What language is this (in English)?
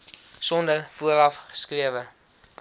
Afrikaans